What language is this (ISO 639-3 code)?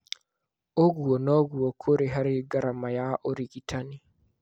kik